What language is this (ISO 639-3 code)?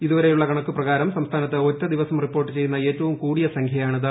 mal